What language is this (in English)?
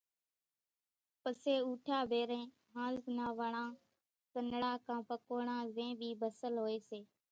Kachi Koli